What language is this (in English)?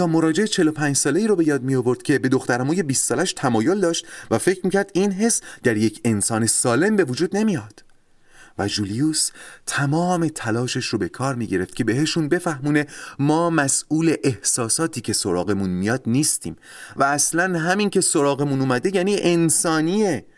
Persian